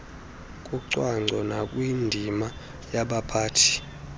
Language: Xhosa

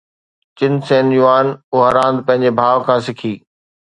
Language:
Sindhi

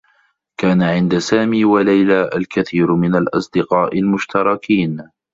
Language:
Arabic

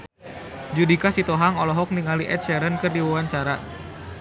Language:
Sundanese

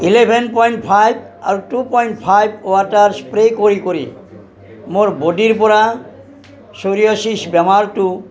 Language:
Assamese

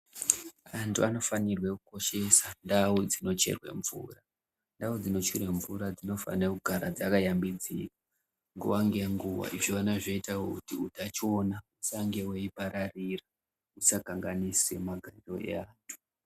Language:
Ndau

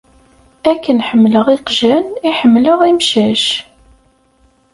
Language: Kabyle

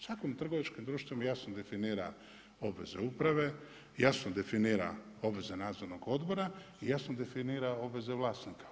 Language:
Croatian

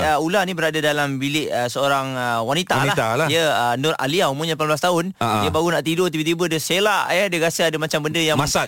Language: Malay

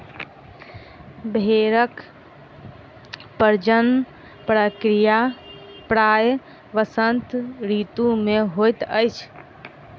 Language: Maithili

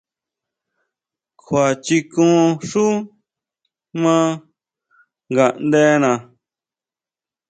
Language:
Huautla Mazatec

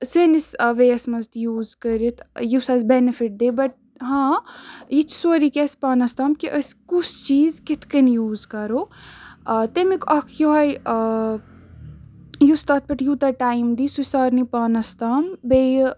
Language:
Kashmiri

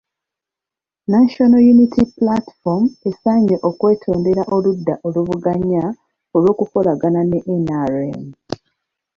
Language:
Ganda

